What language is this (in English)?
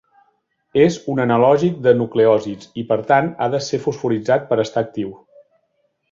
Catalan